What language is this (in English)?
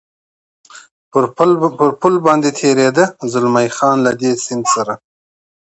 Pashto